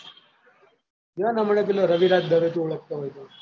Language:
Gujarati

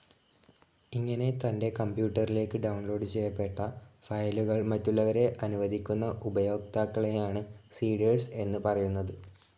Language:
Malayalam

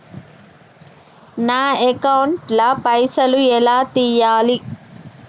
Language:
Telugu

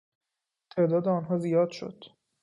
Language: Persian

